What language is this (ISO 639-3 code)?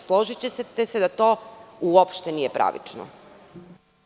srp